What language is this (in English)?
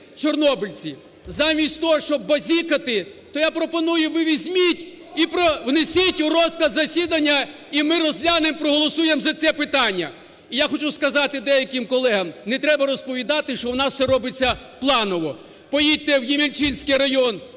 Ukrainian